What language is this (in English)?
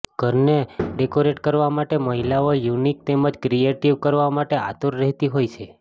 Gujarati